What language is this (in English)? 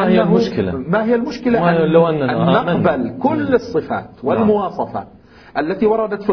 Arabic